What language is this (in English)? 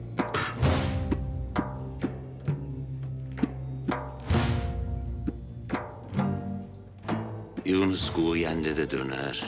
Turkish